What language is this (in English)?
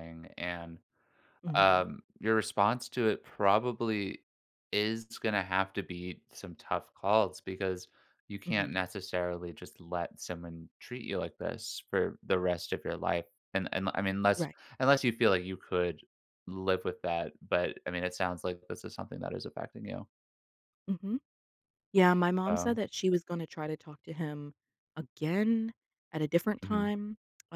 English